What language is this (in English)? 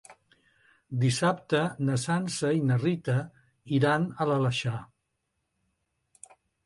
Catalan